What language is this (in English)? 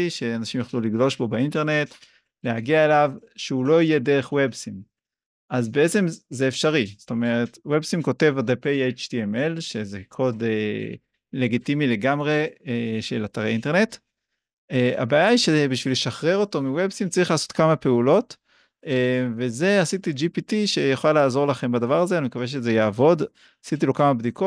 Hebrew